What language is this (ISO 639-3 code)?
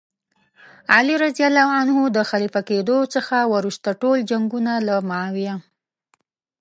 pus